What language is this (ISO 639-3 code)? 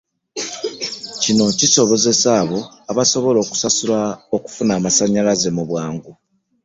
lug